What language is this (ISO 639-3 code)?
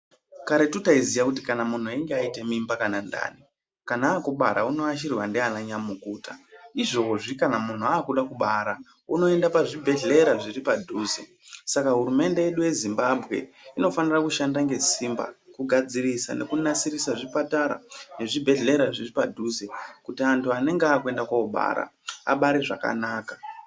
ndc